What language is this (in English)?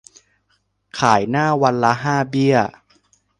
Thai